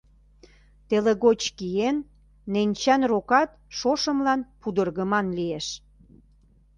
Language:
Mari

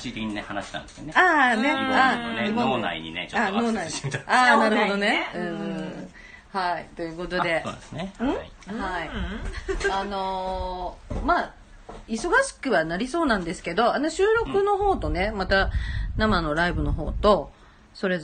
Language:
Japanese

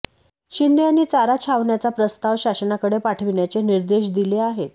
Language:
Marathi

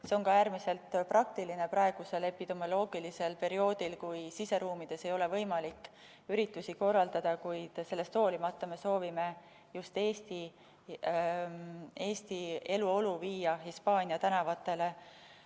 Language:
Estonian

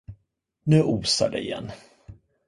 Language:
Swedish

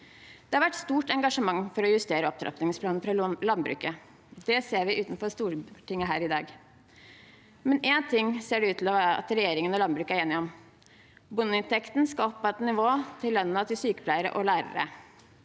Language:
Norwegian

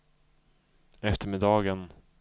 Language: Swedish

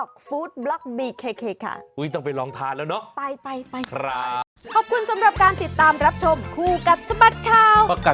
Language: Thai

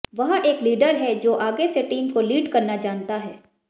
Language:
Hindi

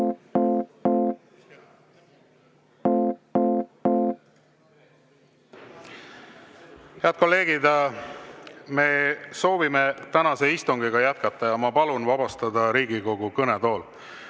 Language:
Estonian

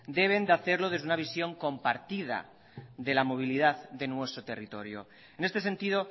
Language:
Spanish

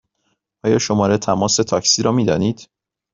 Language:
Persian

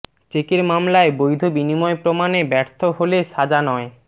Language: Bangla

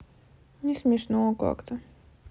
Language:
Russian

